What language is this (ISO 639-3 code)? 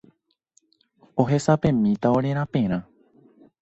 grn